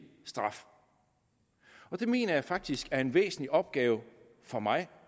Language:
Danish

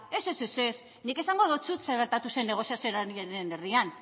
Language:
Basque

